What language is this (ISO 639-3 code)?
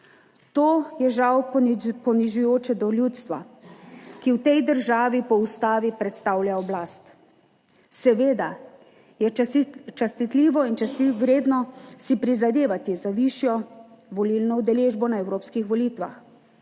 slv